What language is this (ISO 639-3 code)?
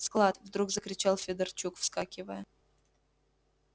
rus